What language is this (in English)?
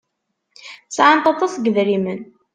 Kabyle